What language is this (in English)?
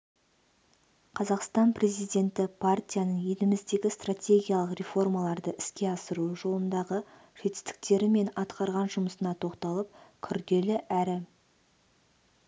Kazakh